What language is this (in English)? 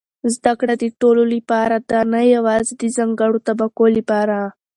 Pashto